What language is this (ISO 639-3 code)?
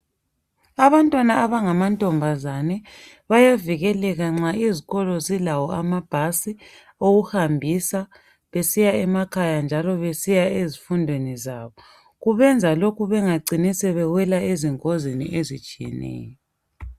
nde